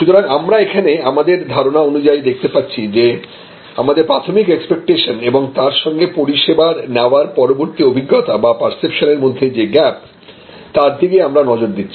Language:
Bangla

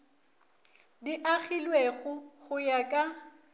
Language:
Northern Sotho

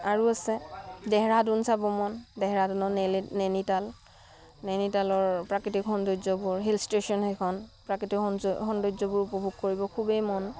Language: Assamese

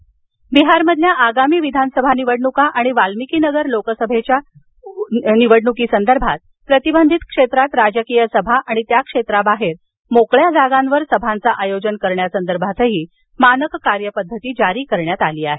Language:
Marathi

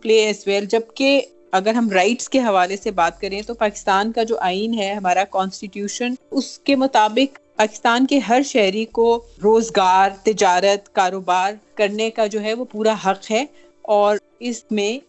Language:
Urdu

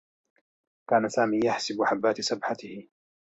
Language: Arabic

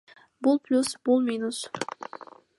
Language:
Kyrgyz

